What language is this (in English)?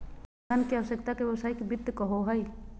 Magahi